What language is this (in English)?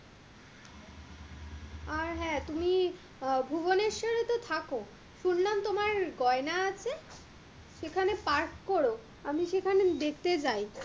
Bangla